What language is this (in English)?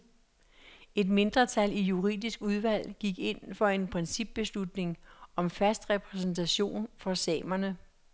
Danish